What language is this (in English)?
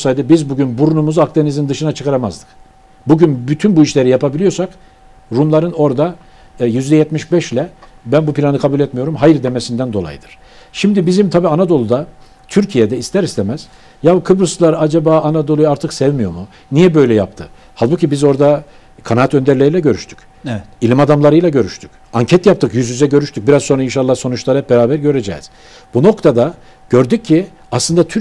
Turkish